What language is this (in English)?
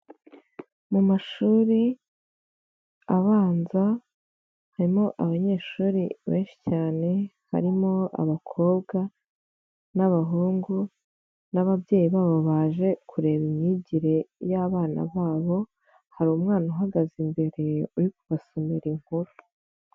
Kinyarwanda